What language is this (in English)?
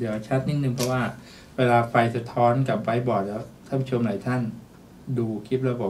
Thai